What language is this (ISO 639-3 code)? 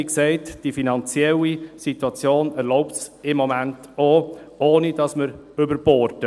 gsw